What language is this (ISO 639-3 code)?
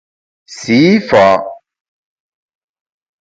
bax